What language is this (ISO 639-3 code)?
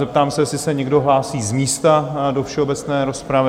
ces